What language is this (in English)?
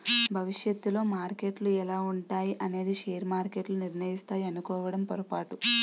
Telugu